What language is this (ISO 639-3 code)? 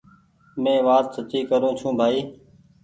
gig